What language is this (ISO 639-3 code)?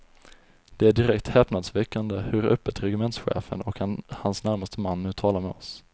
swe